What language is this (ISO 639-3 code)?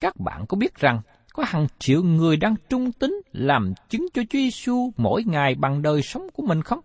vie